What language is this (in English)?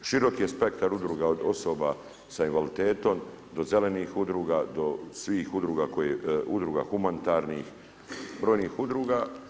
Croatian